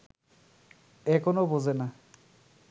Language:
Bangla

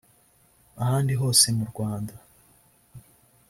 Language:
Kinyarwanda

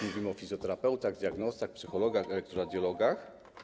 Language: Polish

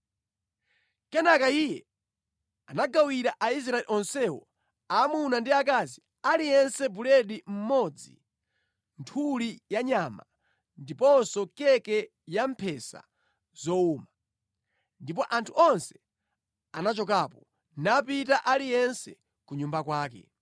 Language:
Nyanja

